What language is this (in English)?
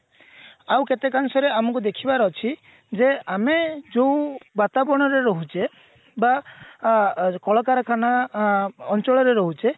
Odia